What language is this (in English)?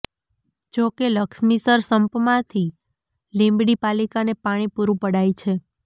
Gujarati